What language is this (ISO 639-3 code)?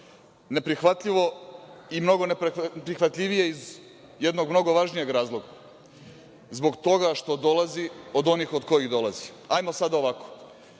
srp